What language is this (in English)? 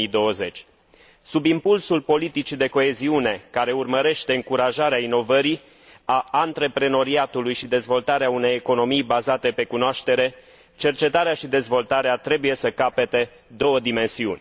Romanian